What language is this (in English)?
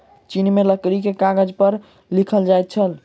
Maithili